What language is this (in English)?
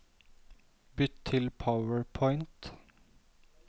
Norwegian